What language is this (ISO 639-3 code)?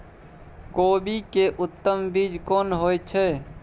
mai